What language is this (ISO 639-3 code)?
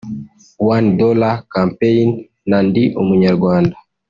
kin